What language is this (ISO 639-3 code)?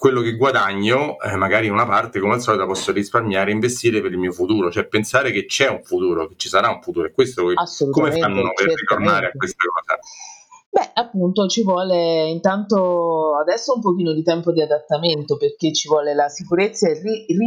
ita